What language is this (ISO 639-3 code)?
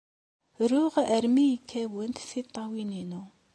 kab